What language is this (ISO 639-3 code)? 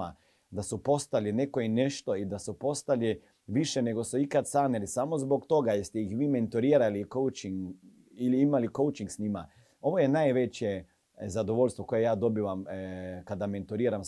hrv